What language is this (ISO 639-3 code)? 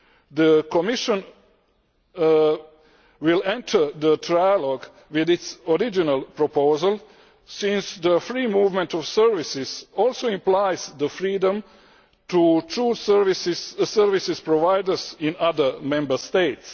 eng